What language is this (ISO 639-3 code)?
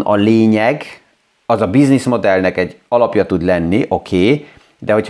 hun